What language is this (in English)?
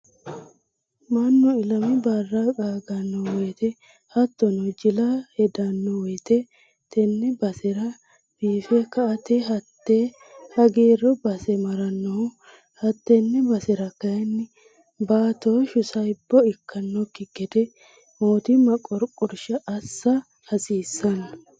Sidamo